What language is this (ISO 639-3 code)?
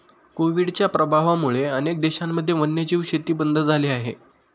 mar